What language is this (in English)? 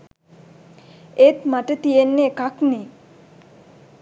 Sinhala